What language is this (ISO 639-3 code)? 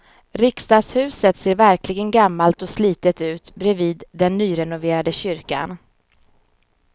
swe